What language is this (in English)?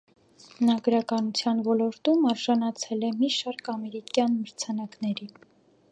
Armenian